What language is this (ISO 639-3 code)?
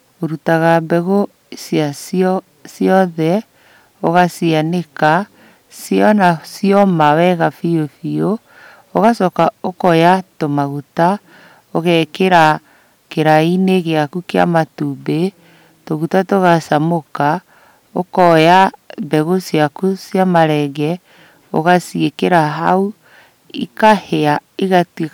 kik